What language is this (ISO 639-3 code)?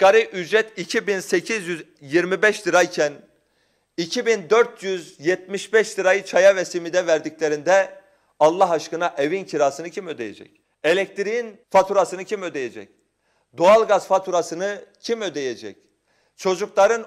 tur